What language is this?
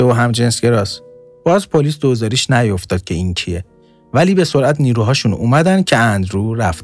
Persian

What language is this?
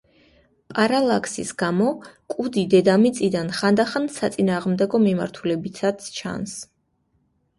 Georgian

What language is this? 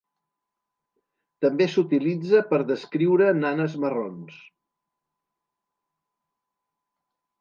Catalan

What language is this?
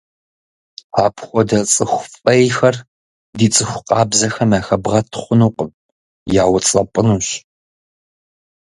Kabardian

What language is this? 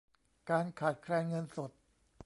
Thai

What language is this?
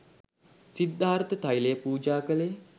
Sinhala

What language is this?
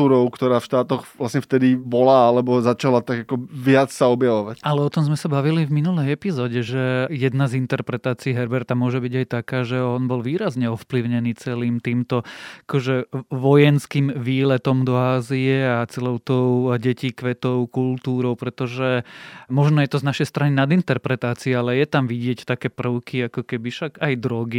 Slovak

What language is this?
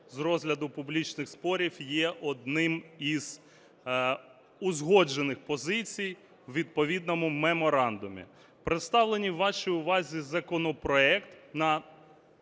Ukrainian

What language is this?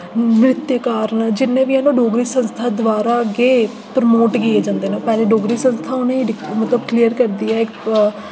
Dogri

